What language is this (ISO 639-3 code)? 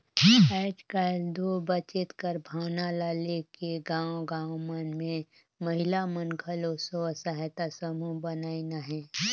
hne